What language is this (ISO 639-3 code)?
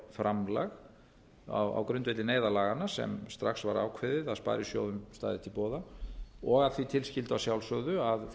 isl